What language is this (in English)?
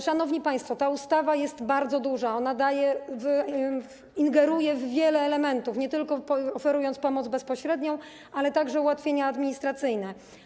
Polish